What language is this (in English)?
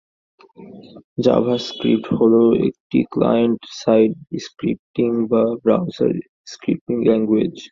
Bangla